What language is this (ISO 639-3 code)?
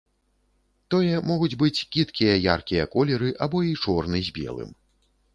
bel